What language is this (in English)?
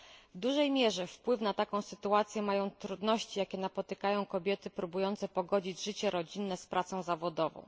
Polish